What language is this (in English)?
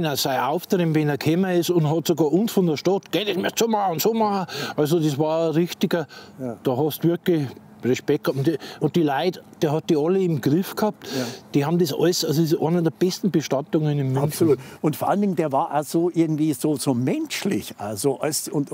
German